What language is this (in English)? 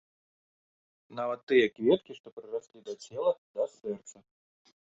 Belarusian